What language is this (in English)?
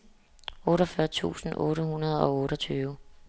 Danish